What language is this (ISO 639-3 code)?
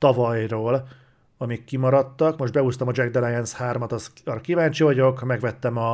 hun